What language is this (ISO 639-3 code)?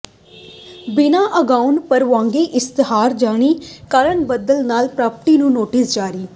pan